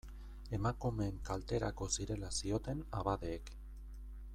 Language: Basque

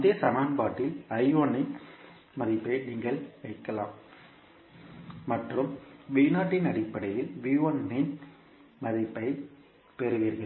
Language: Tamil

